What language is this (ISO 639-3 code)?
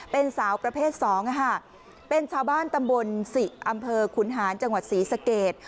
tha